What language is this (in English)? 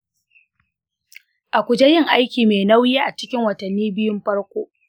Hausa